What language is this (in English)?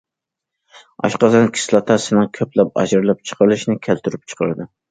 Uyghur